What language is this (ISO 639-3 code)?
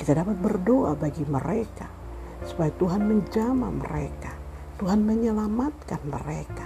ind